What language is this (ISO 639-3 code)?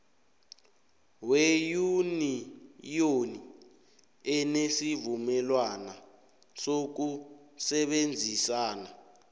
nbl